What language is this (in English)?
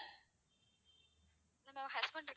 Tamil